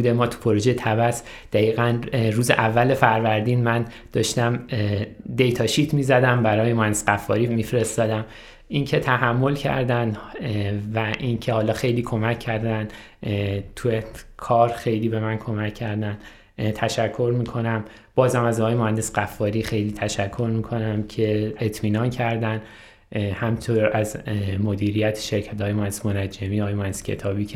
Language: Persian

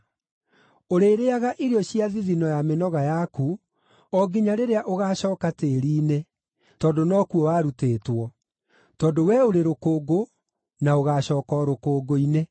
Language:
Kikuyu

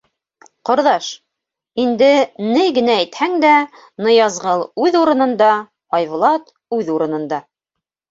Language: Bashkir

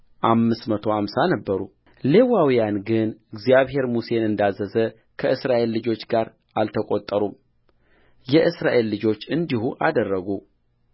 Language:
Amharic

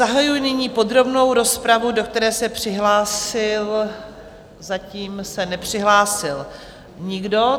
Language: Czech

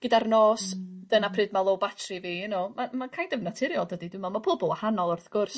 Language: Welsh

